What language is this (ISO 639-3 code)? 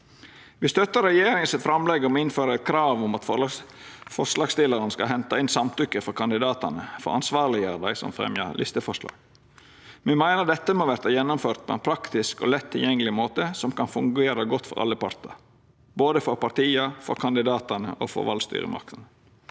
nor